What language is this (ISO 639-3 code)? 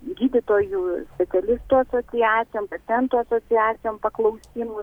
lit